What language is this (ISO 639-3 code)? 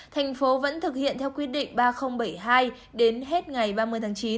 vie